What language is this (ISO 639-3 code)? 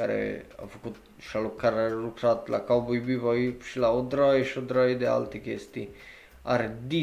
ron